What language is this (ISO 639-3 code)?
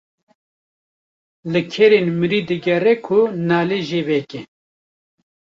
kur